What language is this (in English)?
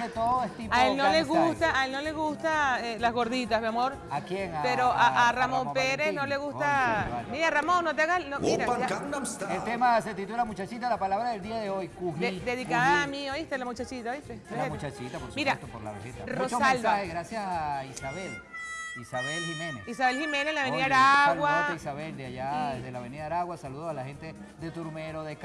Spanish